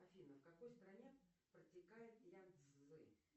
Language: Russian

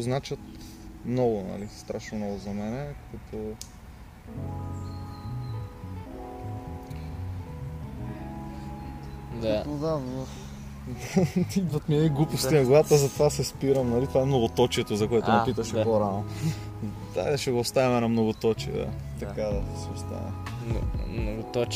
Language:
Bulgarian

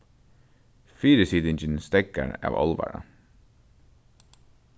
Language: Faroese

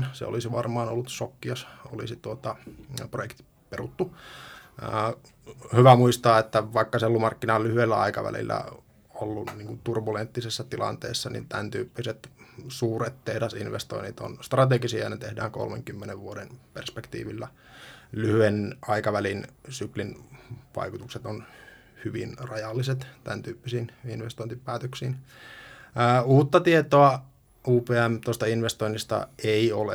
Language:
Finnish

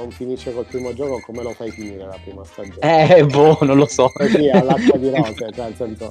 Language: Italian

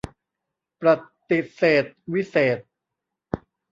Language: Thai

